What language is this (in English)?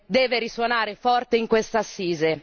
Italian